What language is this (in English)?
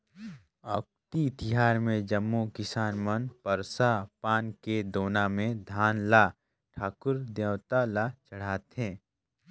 Chhattisgarhi